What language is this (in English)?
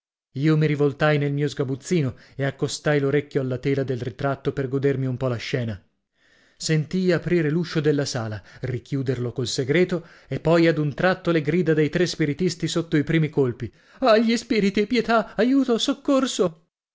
Italian